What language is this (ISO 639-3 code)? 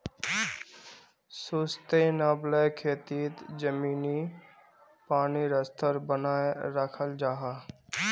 mag